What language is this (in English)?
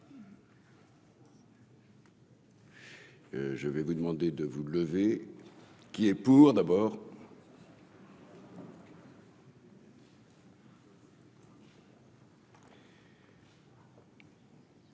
French